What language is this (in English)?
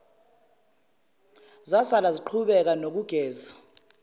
Zulu